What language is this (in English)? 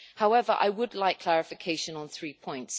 English